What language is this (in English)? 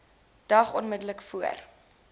Afrikaans